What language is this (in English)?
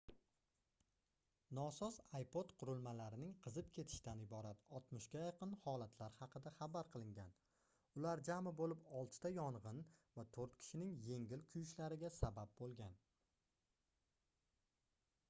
Uzbek